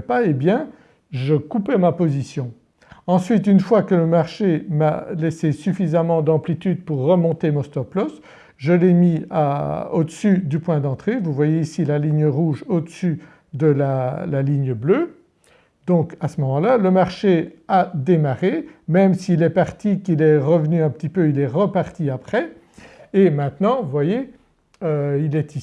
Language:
French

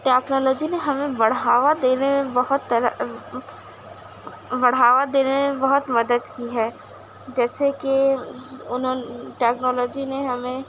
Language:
Urdu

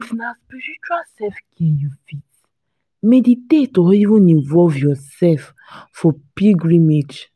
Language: Nigerian Pidgin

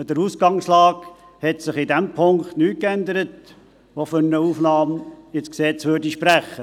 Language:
Swiss German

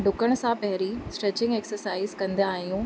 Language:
Sindhi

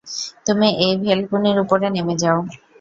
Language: Bangla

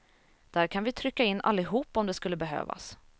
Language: Swedish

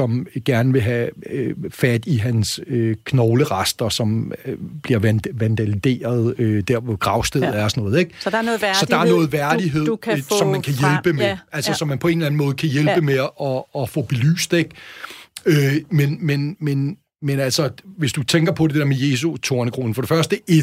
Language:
Danish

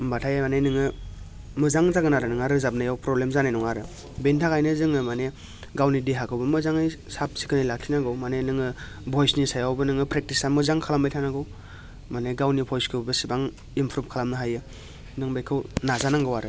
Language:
Bodo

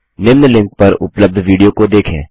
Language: Hindi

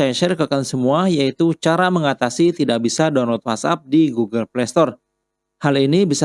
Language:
Indonesian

